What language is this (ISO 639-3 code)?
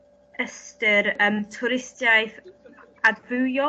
cym